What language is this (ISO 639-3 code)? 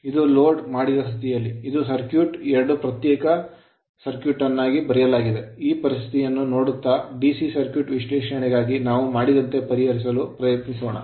kan